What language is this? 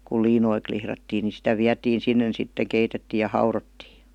Finnish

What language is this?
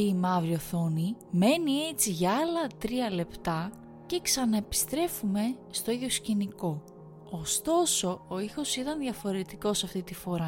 Greek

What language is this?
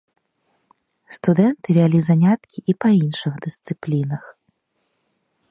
Belarusian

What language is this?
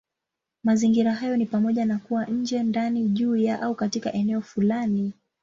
Swahili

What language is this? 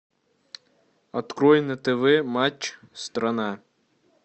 Russian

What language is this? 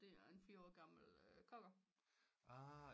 Danish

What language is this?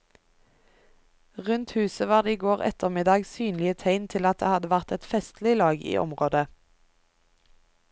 Norwegian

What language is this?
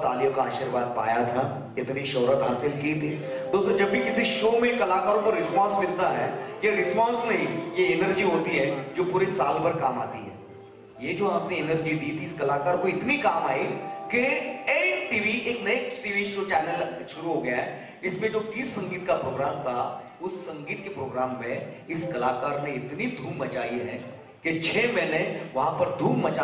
Hindi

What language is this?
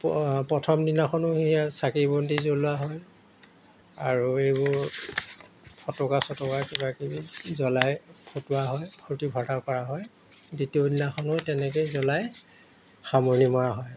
Assamese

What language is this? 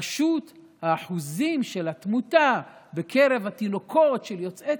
Hebrew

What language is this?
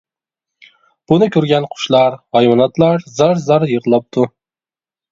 Uyghur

